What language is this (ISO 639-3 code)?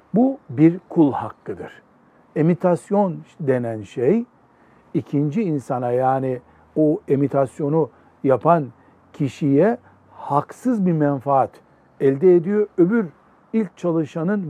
tur